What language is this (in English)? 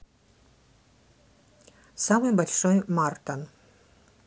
Russian